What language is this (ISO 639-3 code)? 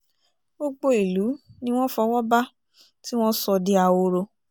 yor